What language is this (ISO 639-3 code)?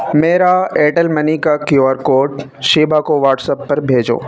urd